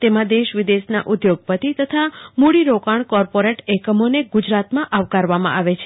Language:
Gujarati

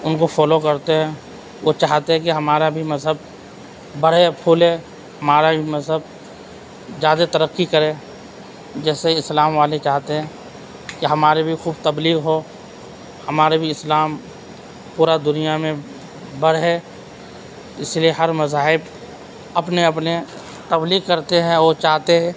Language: Urdu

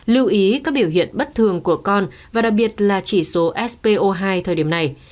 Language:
Vietnamese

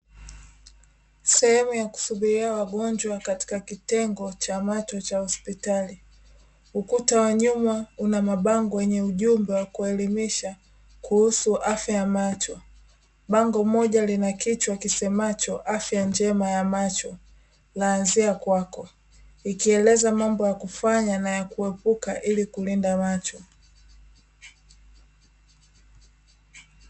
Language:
Swahili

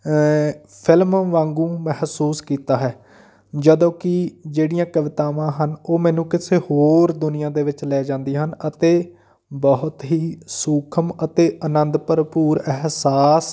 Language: Punjabi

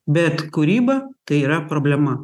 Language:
Lithuanian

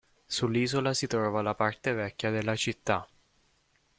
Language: Italian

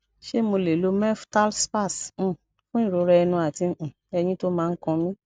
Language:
Yoruba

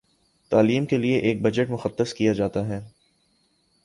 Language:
Urdu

